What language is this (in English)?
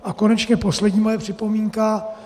Czech